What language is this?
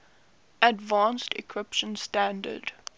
English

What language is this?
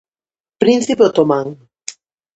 Galician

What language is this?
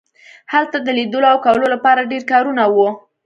Pashto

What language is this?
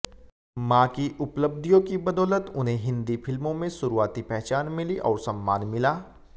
Hindi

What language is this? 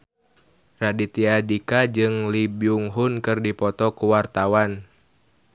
Sundanese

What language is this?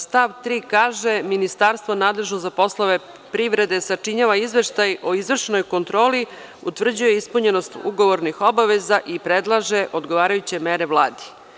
Serbian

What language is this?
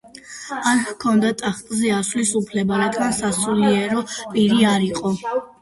Georgian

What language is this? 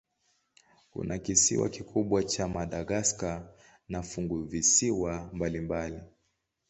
Swahili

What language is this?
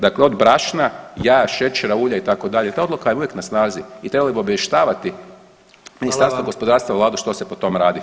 Croatian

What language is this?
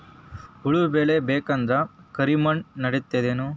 Kannada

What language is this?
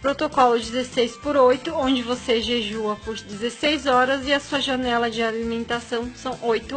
Portuguese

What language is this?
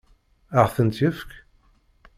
Kabyle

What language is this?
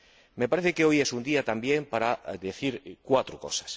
Spanish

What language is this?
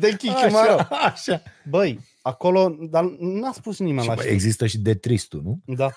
Romanian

